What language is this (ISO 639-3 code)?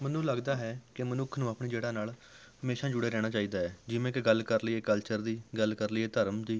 pan